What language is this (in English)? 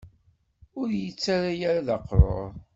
Kabyle